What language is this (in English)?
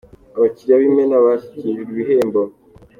Kinyarwanda